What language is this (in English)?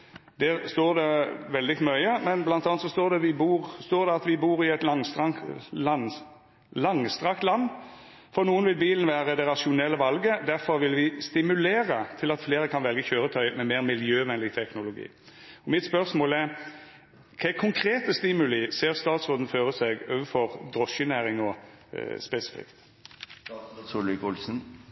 Norwegian Nynorsk